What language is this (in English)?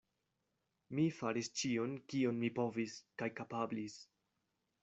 Esperanto